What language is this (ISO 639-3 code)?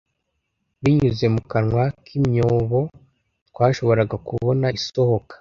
kin